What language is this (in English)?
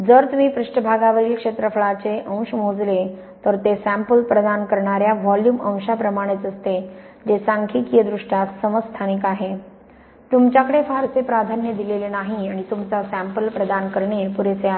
Marathi